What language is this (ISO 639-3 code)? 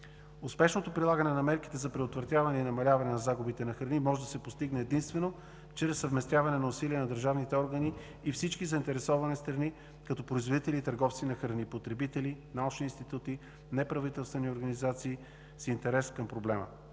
bul